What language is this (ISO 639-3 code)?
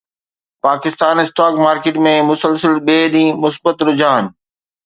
snd